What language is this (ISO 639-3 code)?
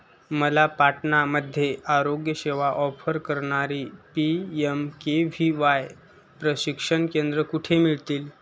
mar